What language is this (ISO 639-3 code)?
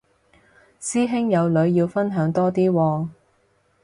yue